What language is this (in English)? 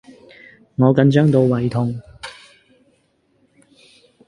Cantonese